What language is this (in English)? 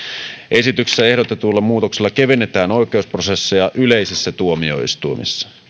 Finnish